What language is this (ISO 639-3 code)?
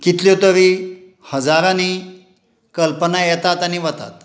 kok